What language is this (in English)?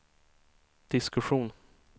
Swedish